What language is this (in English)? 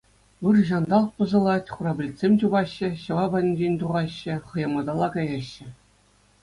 Chuvash